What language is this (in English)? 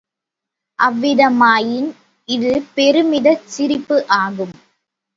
Tamil